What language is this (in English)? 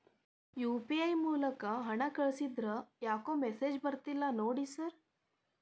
Kannada